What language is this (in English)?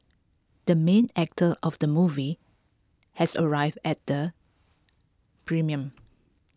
English